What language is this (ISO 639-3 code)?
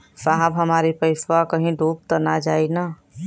bho